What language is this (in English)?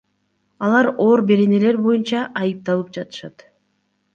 Kyrgyz